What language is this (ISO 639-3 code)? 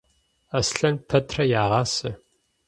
kbd